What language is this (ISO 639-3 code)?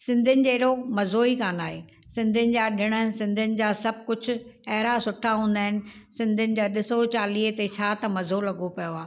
snd